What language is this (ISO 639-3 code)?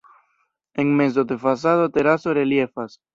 epo